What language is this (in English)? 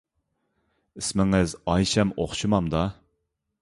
Uyghur